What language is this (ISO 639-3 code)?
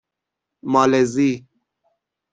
fas